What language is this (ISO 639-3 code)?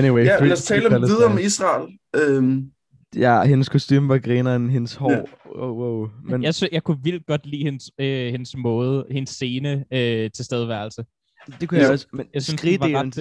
dan